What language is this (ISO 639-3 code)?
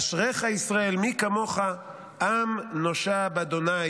heb